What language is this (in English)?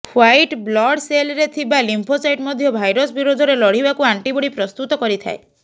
Odia